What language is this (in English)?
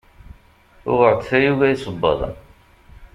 Kabyle